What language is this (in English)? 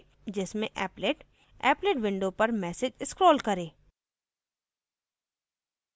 Hindi